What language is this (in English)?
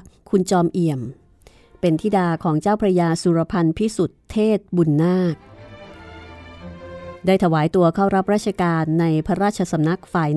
Thai